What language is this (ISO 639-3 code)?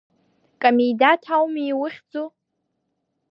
abk